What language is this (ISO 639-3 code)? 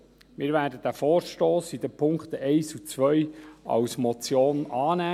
gsw